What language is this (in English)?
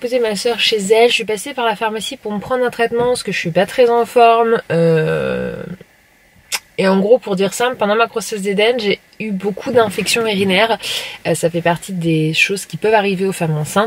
French